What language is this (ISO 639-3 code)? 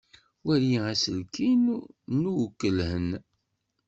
kab